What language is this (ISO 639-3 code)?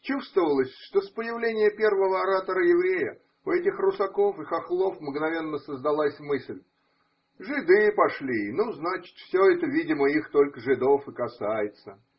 rus